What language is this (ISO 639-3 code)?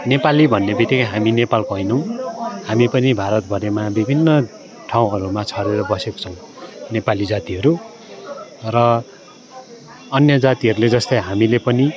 nep